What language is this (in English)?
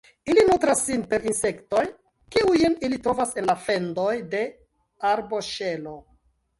Esperanto